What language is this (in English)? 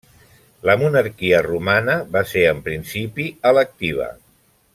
Catalan